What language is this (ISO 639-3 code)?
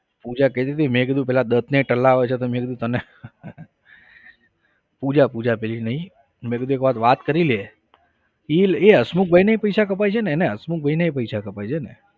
guj